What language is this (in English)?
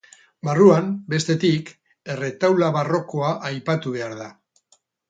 Basque